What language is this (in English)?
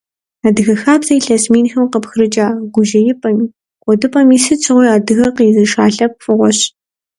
Kabardian